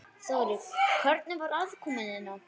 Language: Icelandic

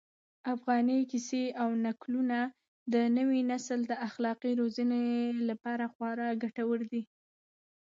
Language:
Pashto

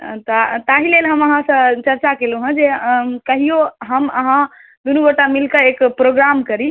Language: Maithili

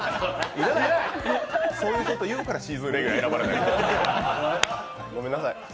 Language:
Japanese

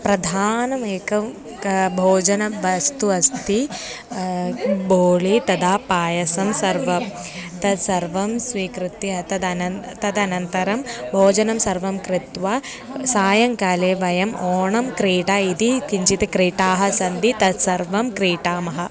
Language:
Sanskrit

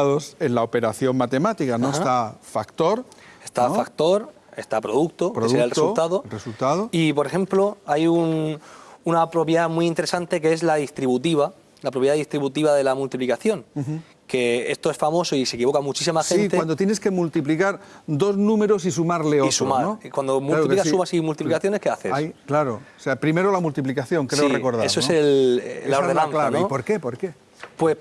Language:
Spanish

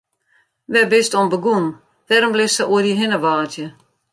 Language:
Western Frisian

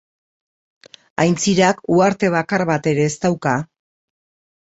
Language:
Basque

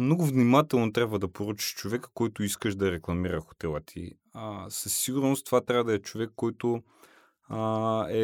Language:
Bulgarian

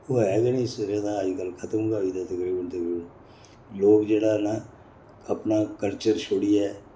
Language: Dogri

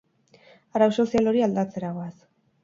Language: Basque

